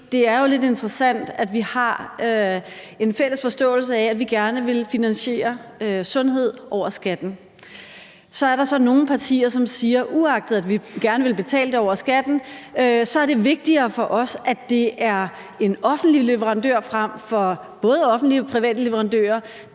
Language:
Danish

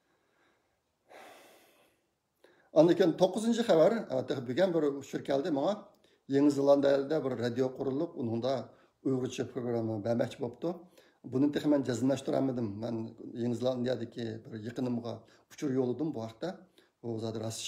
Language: Turkish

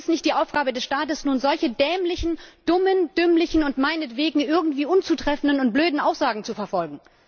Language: German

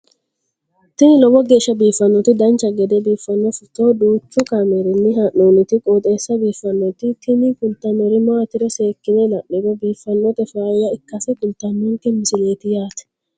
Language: Sidamo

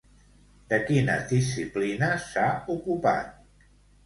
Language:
Catalan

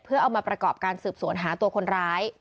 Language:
Thai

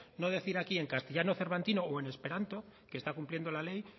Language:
Spanish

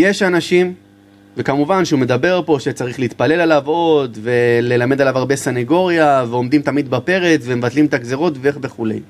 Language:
Hebrew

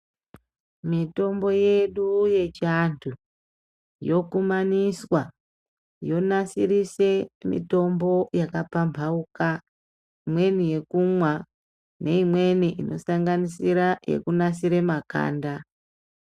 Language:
Ndau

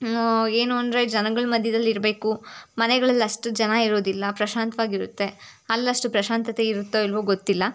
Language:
Kannada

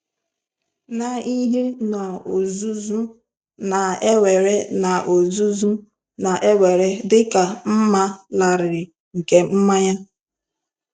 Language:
Igbo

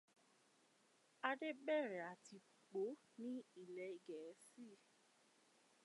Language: Yoruba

